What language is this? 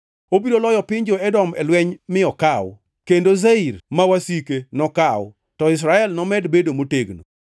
Luo (Kenya and Tanzania)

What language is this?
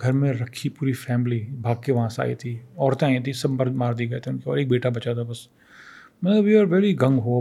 Urdu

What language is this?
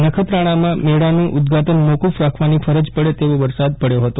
Gujarati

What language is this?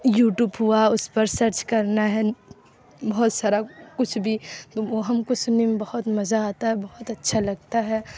Urdu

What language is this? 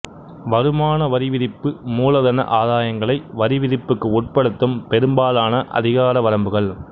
Tamil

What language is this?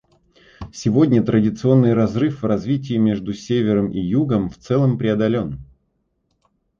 Russian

